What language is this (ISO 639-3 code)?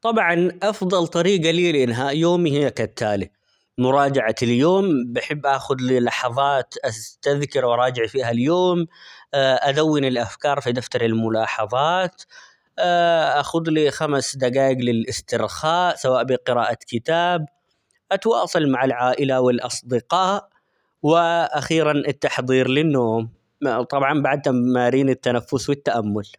acx